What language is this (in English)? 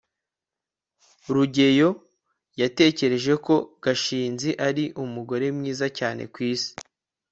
Kinyarwanda